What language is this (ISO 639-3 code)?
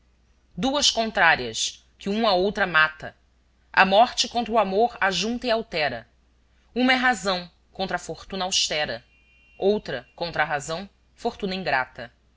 por